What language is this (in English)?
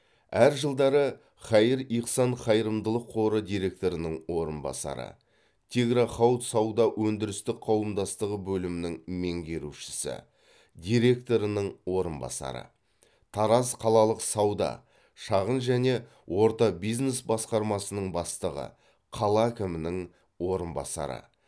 Kazakh